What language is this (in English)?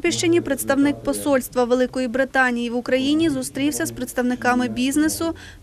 Ukrainian